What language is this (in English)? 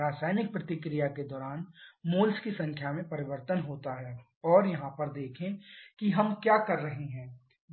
Hindi